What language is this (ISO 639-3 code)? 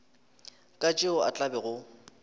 nso